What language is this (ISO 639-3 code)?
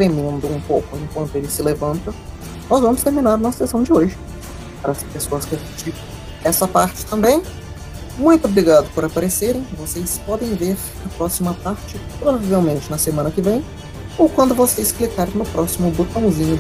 por